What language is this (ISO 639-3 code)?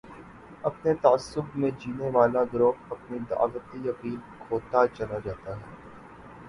urd